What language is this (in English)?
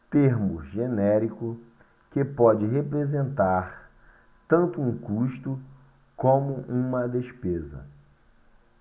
Portuguese